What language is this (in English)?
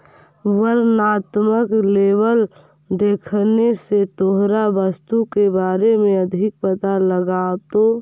Magahi